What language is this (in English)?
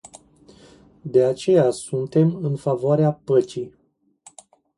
Romanian